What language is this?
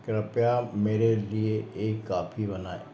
Hindi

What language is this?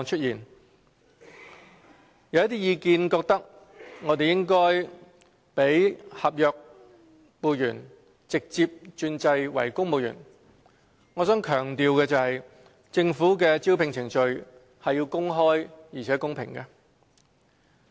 Cantonese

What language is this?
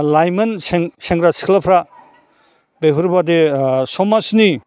Bodo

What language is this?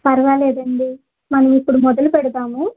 Telugu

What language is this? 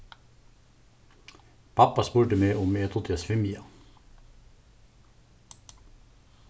Faroese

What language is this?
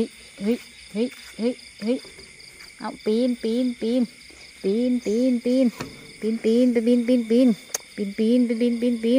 Thai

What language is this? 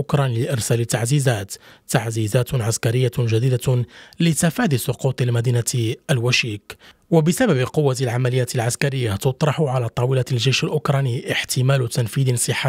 Arabic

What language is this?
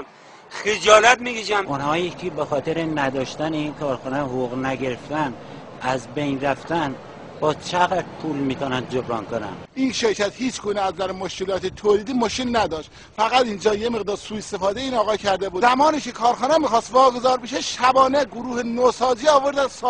Persian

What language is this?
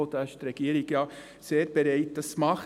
Swiss German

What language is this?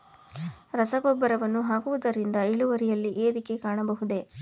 Kannada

